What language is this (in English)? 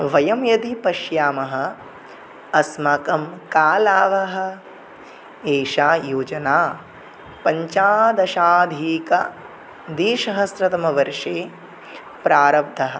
Sanskrit